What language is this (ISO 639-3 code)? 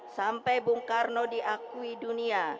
ind